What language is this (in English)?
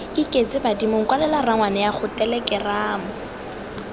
Tswana